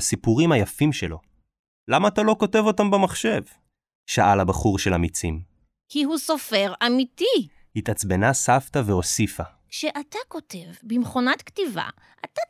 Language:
Hebrew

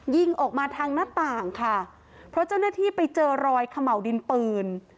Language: Thai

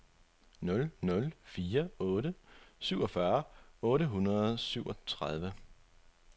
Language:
Danish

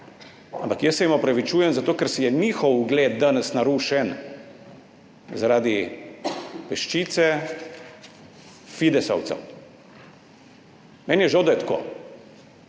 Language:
Slovenian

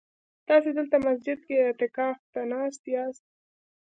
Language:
Pashto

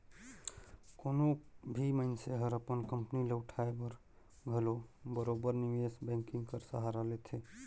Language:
Chhattisgarhi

